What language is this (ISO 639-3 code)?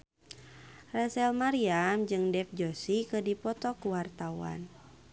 sun